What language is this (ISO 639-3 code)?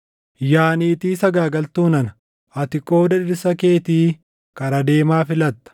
orm